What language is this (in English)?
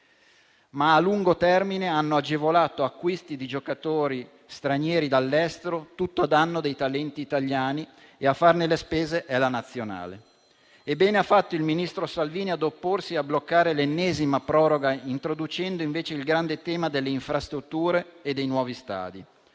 Italian